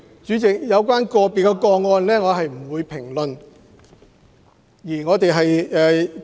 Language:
Cantonese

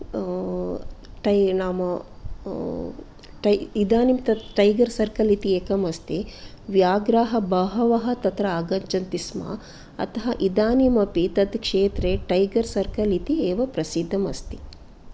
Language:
Sanskrit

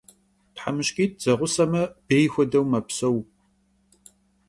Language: Kabardian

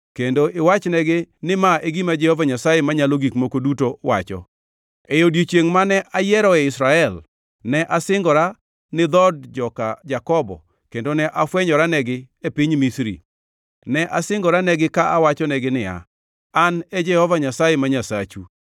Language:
Luo (Kenya and Tanzania)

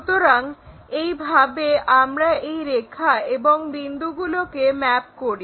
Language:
Bangla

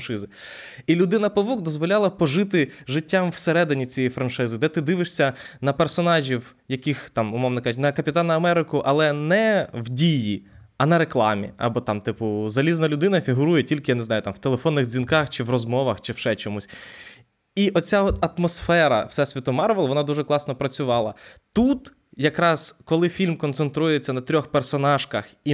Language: Ukrainian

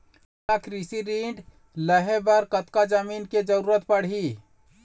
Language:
Chhattisgarhi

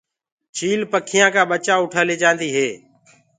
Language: Gurgula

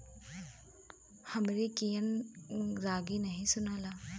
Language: Bhojpuri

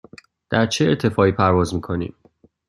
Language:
Persian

